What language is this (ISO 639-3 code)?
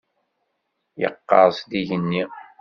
kab